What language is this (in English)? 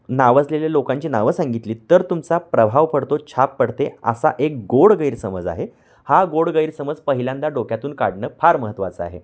Marathi